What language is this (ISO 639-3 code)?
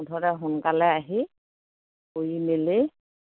asm